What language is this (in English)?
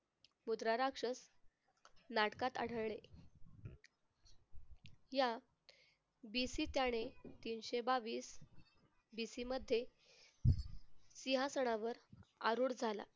Marathi